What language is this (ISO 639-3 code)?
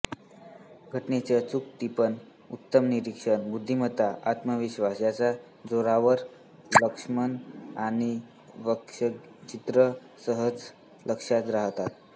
mar